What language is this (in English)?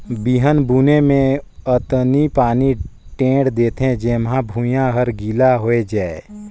Chhattisgarhi